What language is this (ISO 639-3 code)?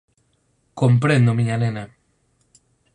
glg